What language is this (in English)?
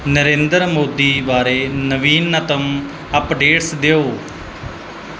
Punjabi